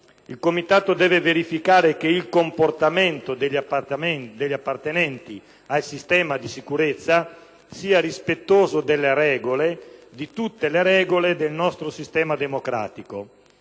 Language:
Italian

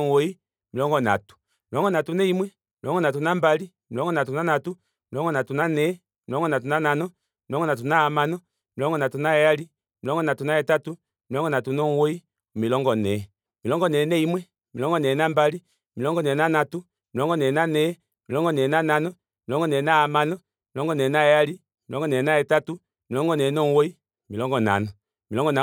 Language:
Kuanyama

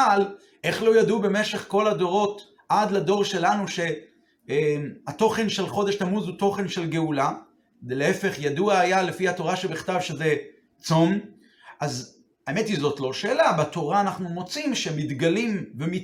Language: Hebrew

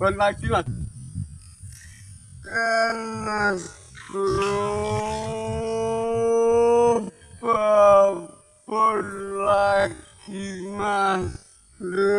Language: Indonesian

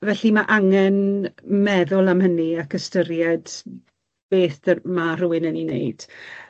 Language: Welsh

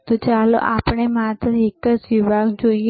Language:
Gujarati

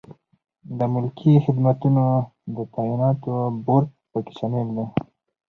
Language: Pashto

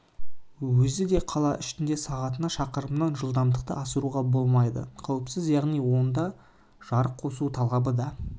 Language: Kazakh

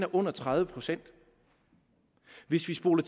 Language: Danish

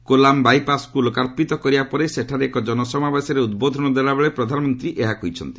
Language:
Odia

